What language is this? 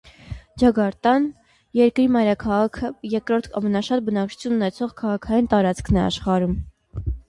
Armenian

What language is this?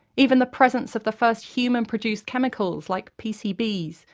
English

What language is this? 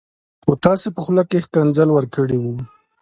Pashto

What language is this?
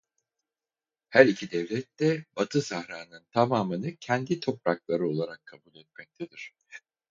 Turkish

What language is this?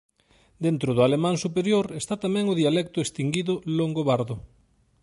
Galician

